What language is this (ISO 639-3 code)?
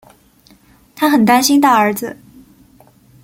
zho